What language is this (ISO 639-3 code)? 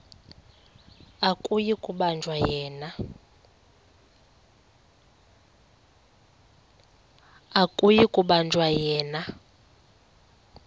xho